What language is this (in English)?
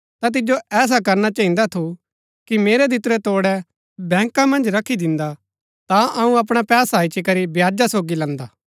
Gaddi